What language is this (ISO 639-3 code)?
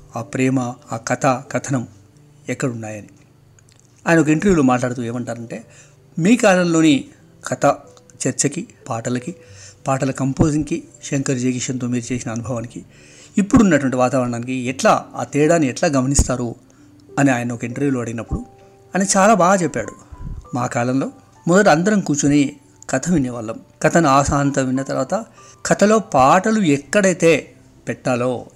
tel